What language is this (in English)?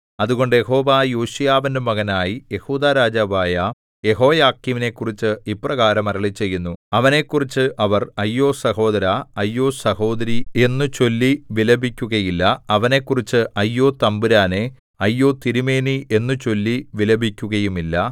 Malayalam